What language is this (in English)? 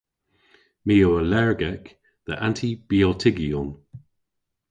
Cornish